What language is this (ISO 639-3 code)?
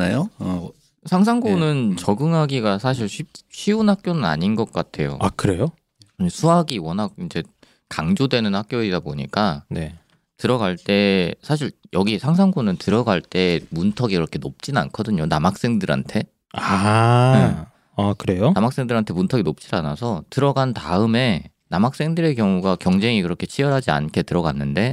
kor